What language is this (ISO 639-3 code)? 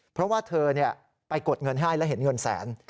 tha